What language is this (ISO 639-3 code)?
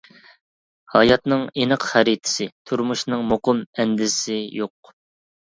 uig